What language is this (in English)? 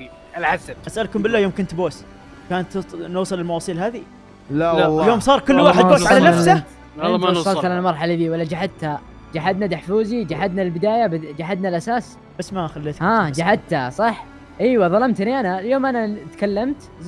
Arabic